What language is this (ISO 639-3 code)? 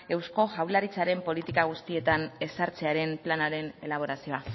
eus